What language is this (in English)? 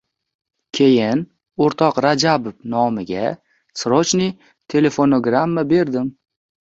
Uzbek